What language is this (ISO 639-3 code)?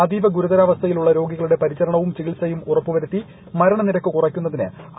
mal